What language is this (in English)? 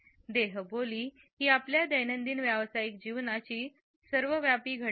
Marathi